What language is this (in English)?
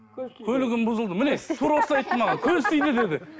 Kazakh